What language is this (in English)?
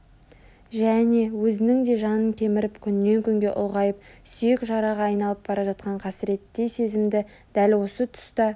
Kazakh